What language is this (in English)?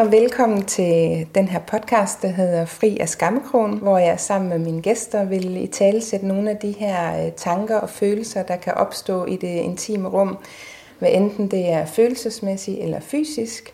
Danish